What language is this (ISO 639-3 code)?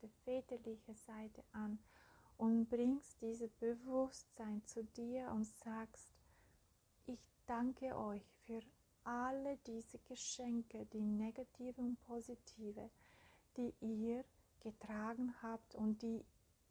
deu